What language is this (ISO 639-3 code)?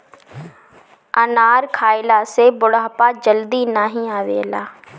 bho